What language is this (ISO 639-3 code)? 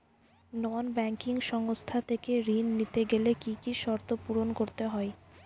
ben